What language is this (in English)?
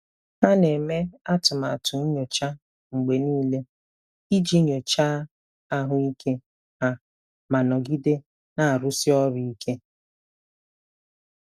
Igbo